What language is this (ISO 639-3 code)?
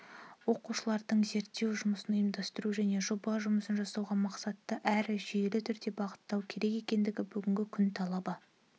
kaz